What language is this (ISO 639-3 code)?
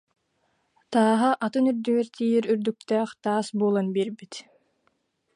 sah